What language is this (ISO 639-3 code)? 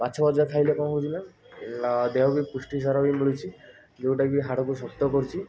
ori